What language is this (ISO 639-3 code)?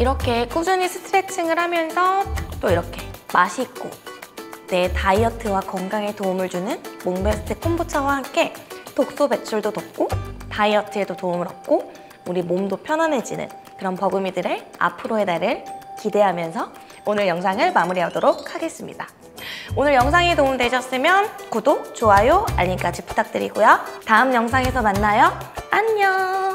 kor